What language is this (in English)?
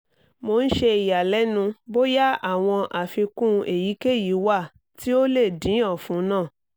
Yoruba